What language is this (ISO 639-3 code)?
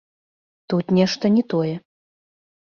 bel